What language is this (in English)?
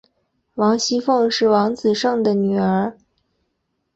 Chinese